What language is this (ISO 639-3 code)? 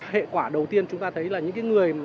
vie